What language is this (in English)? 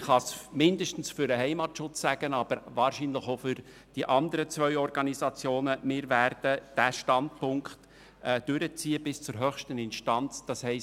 Swiss German